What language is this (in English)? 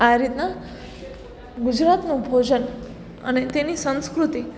Gujarati